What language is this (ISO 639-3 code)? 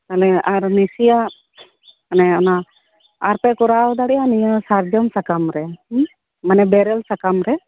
sat